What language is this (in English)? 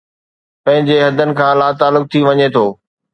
Sindhi